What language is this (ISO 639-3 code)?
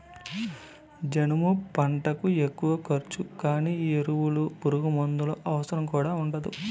tel